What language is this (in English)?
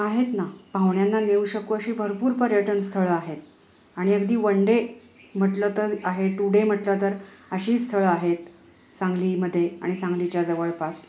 Marathi